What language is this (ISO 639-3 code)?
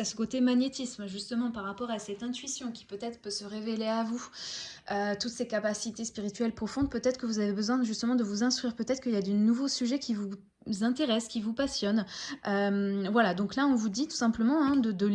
fra